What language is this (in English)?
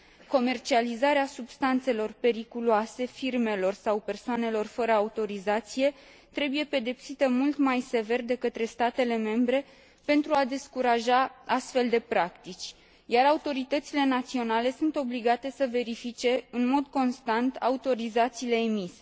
Romanian